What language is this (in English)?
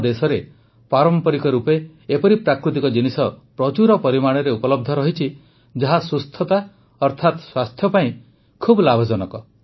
Odia